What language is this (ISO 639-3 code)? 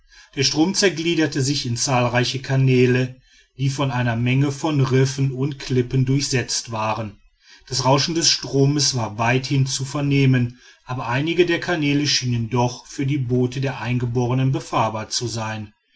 deu